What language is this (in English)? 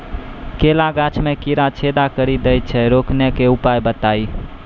Maithili